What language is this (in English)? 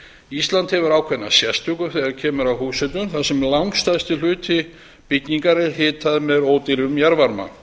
Icelandic